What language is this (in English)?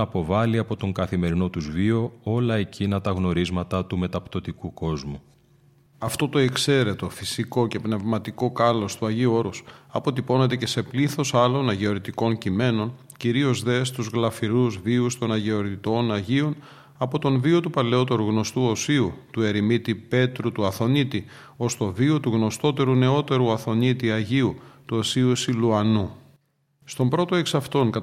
Greek